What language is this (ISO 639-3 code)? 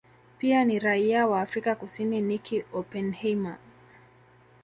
swa